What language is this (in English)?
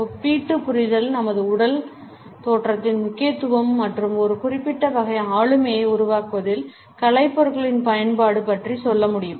Tamil